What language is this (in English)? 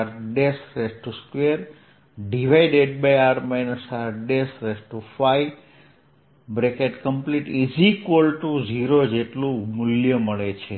Gujarati